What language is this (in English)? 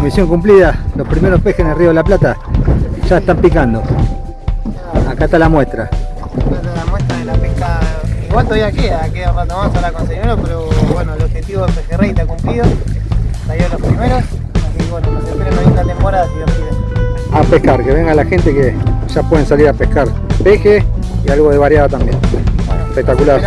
Spanish